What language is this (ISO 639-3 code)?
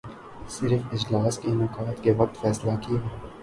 urd